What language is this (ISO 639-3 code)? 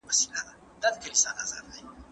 pus